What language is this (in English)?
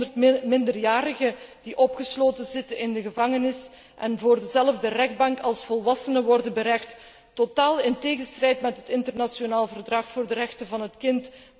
Dutch